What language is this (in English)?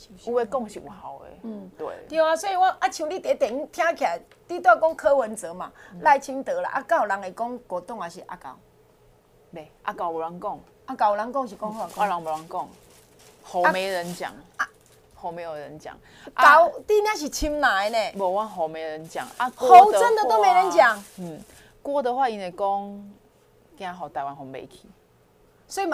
Chinese